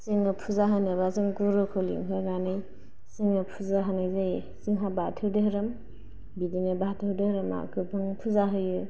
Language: Bodo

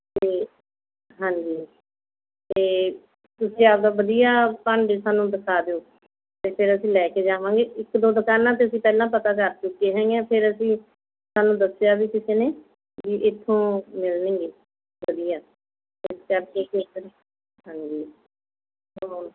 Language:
Punjabi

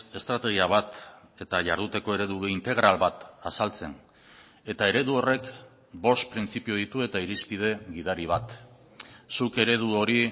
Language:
Basque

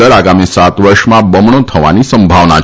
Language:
Gujarati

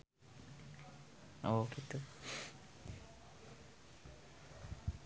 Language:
Sundanese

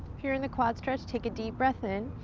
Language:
English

